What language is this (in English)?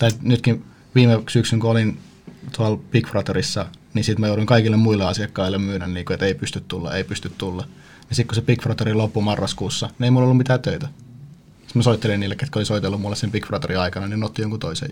Finnish